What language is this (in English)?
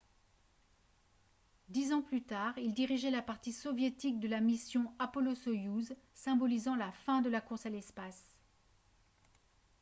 French